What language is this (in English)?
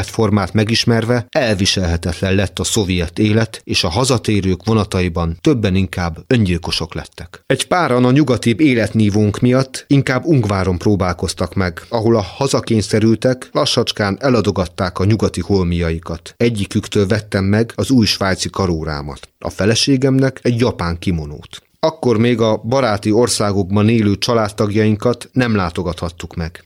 Hungarian